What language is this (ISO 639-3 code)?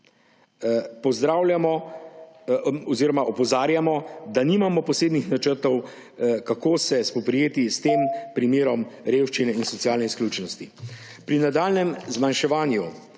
slv